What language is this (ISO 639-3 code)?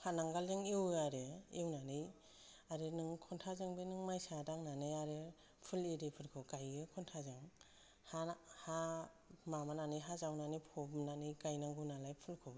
brx